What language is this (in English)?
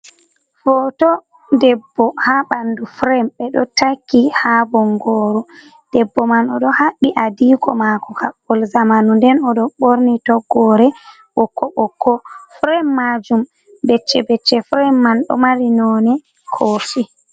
Fula